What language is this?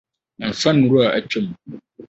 Akan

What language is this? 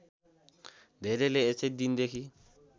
Nepali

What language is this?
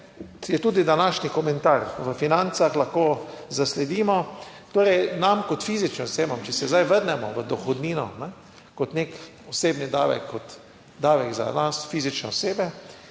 Slovenian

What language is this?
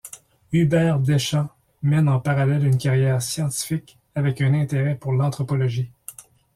French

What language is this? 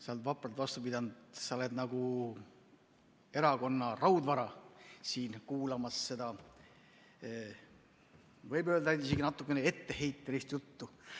Estonian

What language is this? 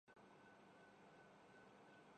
Urdu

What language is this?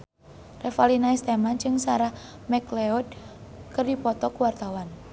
Sundanese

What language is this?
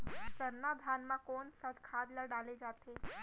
Chhattisgarhi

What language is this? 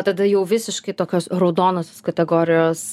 Lithuanian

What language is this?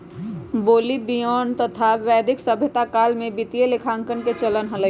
Magahi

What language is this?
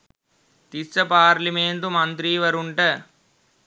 Sinhala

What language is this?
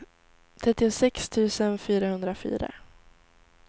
Swedish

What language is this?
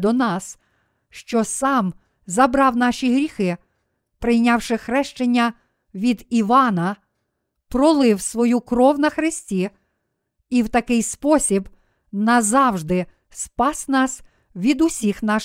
Ukrainian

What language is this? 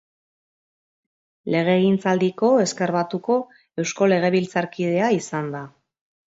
Basque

